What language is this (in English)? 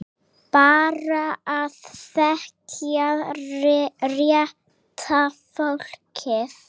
Icelandic